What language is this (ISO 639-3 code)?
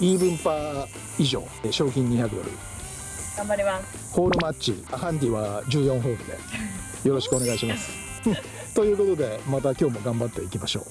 jpn